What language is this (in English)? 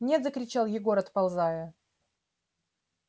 Russian